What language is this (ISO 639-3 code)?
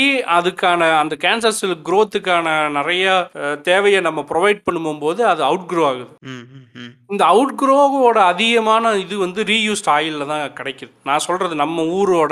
tam